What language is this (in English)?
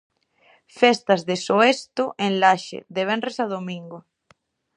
Galician